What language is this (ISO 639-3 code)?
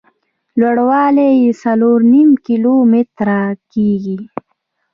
pus